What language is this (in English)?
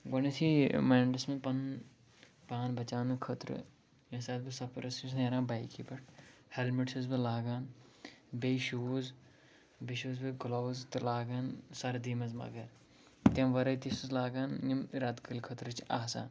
Kashmiri